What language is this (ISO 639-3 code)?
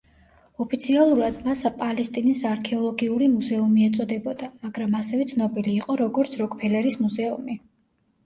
kat